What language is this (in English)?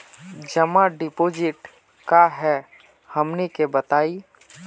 Magahi